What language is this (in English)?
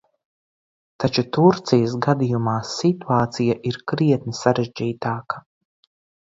Latvian